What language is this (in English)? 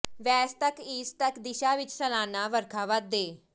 Punjabi